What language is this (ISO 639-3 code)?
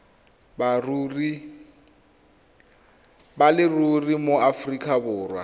tsn